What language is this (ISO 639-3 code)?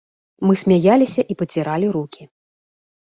bel